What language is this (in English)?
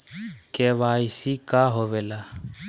Magahi